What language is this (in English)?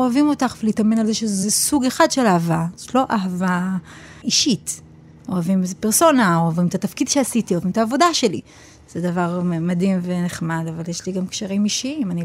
Hebrew